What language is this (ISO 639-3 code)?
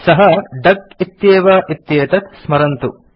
san